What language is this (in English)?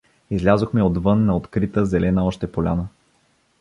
Bulgarian